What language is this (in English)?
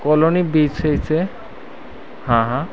Hindi